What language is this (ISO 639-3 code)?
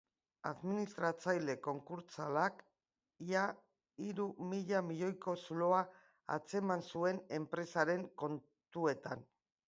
eus